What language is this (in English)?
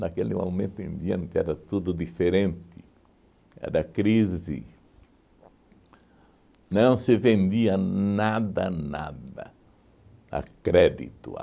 Portuguese